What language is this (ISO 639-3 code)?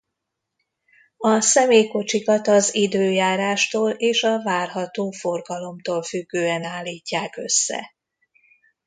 hun